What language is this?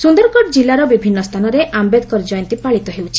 Odia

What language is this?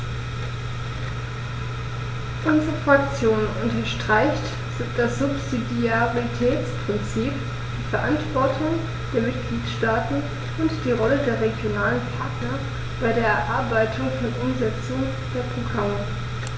German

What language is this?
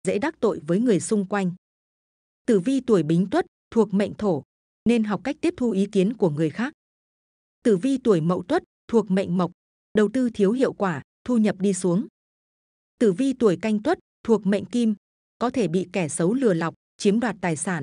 Vietnamese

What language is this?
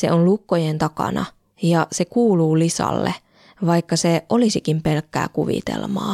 Finnish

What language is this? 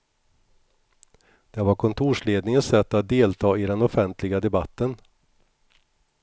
Swedish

